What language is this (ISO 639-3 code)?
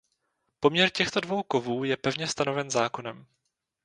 ces